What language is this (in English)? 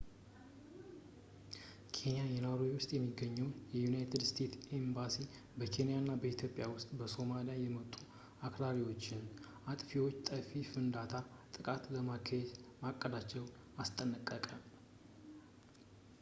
Amharic